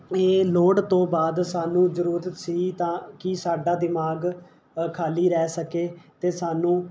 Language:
Punjabi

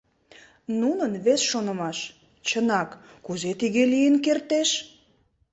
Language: Mari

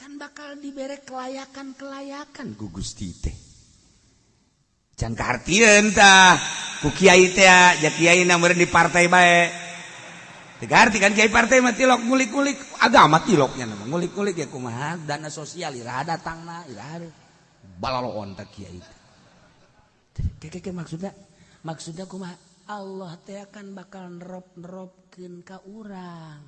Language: Indonesian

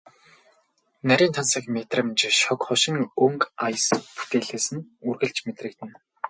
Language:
Mongolian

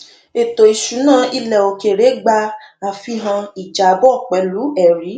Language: Yoruba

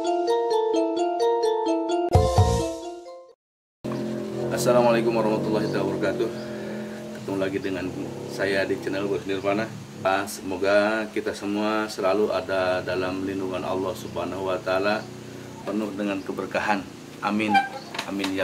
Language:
Indonesian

